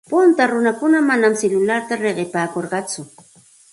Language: Santa Ana de Tusi Pasco Quechua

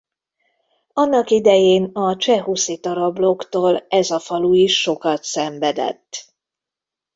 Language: Hungarian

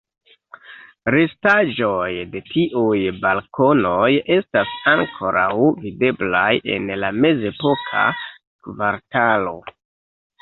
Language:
Esperanto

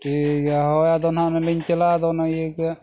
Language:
Santali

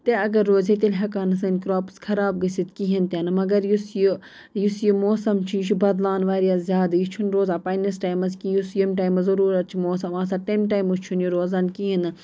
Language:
Kashmiri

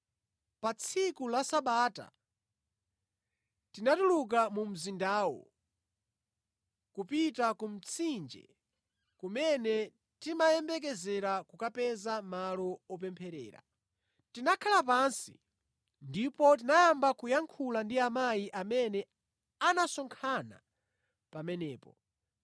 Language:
Nyanja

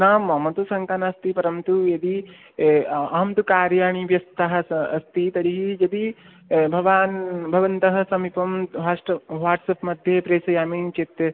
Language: Sanskrit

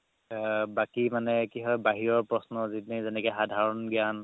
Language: Assamese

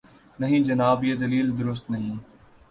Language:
Urdu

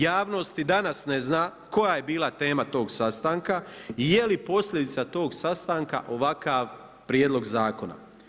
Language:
Croatian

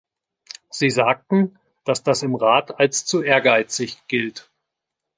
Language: German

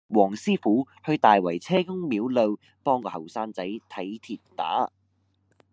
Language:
Cantonese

